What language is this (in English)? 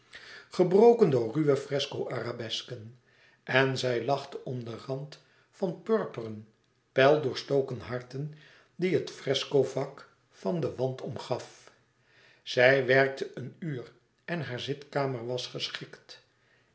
Dutch